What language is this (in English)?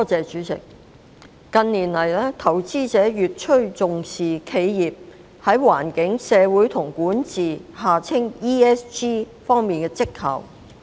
Cantonese